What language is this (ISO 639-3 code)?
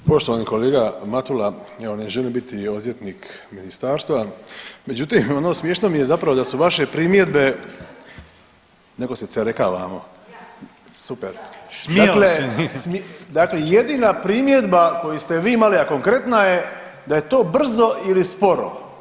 hrv